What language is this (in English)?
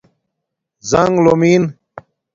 Domaaki